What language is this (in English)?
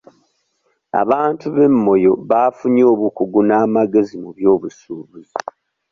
Ganda